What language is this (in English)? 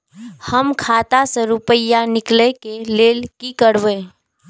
Maithili